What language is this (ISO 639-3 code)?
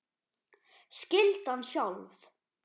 isl